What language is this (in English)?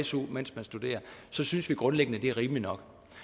Danish